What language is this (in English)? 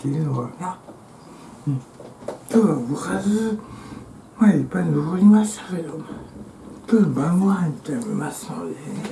Japanese